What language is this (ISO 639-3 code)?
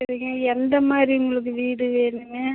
tam